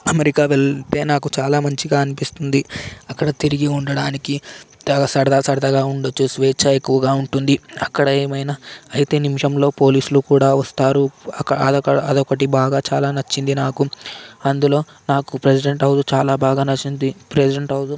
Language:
Telugu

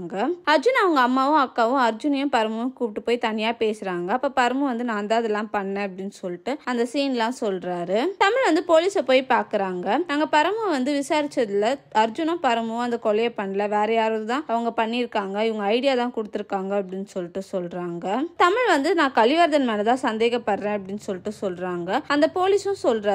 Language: Tamil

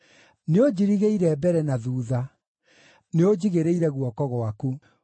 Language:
Kikuyu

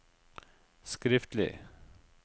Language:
Norwegian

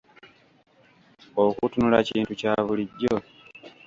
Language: Ganda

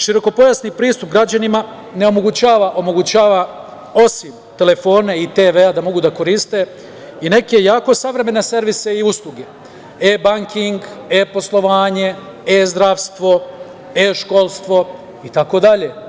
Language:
Serbian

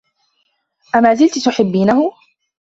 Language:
Arabic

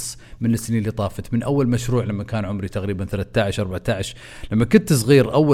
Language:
Arabic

